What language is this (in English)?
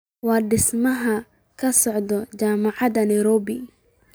Somali